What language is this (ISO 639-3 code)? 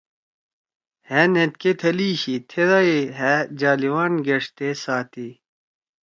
trw